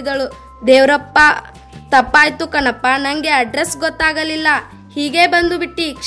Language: Kannada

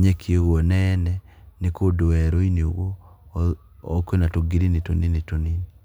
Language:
Kikuyu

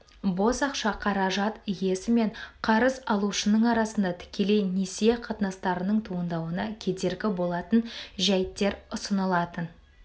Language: Kazakh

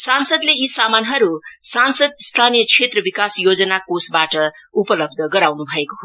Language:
Nepali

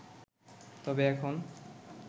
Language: Bangla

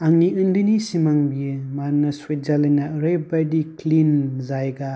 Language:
Bodo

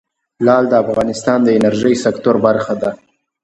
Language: Pashto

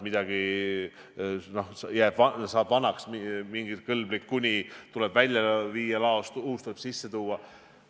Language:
Estonian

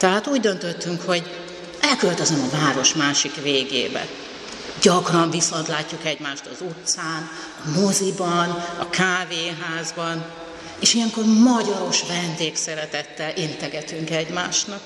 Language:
Hungarian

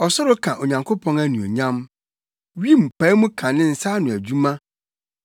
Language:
Akan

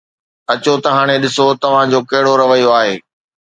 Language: Sindhi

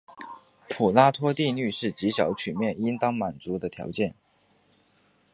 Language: Chinese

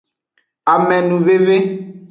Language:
Aja (Benin)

